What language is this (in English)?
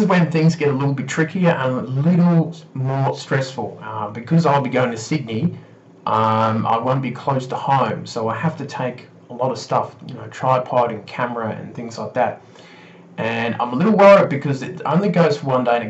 English